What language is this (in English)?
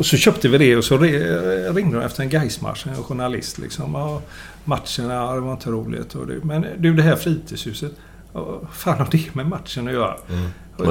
Swedish